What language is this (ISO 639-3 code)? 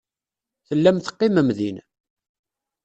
kab